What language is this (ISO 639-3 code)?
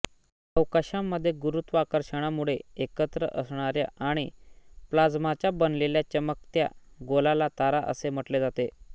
mar